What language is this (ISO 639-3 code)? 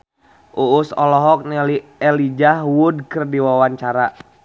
sun